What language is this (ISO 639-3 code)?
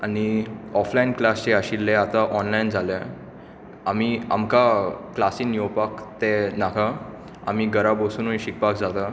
kok